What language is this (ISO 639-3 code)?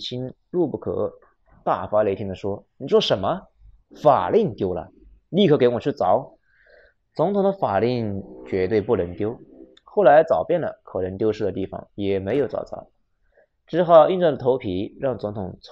zho